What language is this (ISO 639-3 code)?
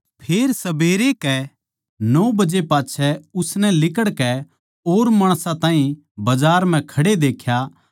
bgc